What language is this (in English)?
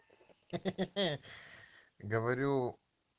Russian